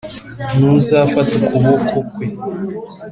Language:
Kinyarwanda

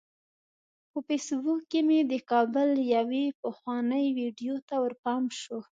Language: Pashto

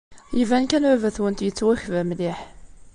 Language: Kabyle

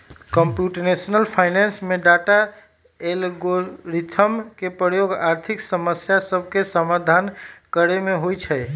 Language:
Magahi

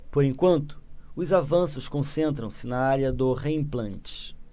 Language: Portuguese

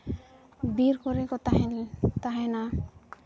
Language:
Santali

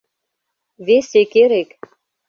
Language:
Mari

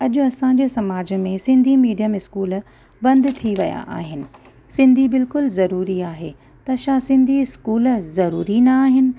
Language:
Sindhi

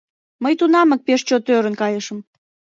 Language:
Mari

